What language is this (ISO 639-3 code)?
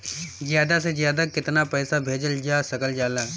bho